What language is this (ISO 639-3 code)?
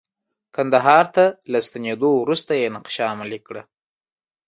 pus